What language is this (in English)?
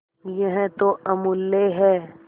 Hindi